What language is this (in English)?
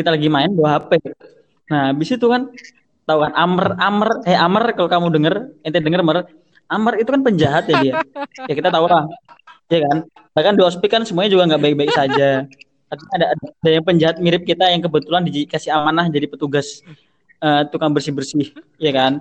Indonesian